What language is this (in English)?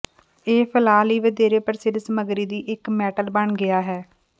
Punjabi